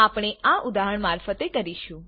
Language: Gujarati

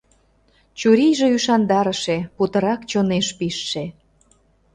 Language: Mari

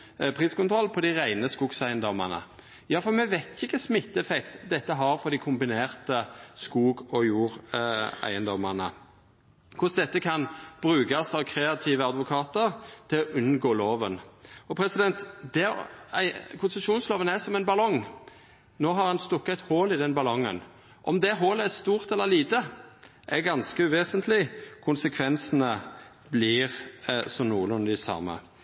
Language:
Norwegian Nynorsk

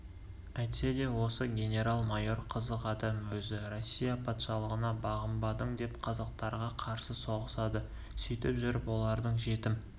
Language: Kazakh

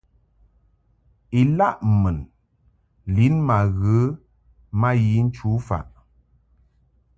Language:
Mungaka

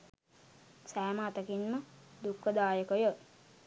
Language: Sinhala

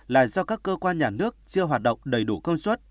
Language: Vietnamese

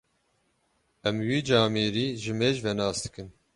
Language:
Kurdish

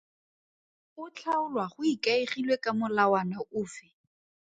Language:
Tswana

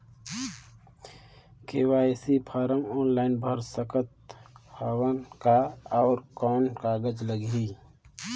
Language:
Chhattisgarhi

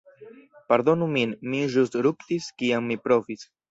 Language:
Esperanto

